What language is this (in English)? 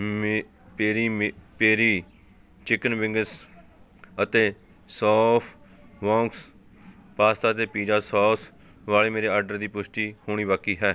Punjabi